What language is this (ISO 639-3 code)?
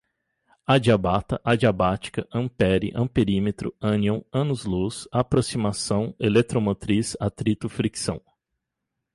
por